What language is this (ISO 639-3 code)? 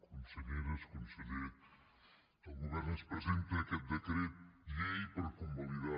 cat